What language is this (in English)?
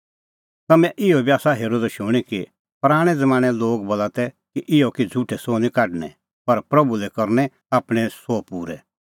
Kullu Pahari